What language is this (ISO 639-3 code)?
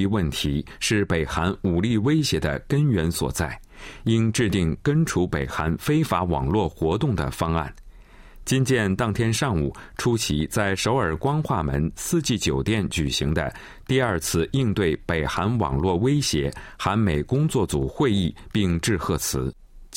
zho